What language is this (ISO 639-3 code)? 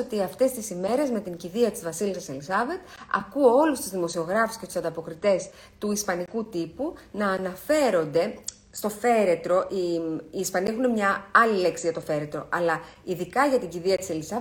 ell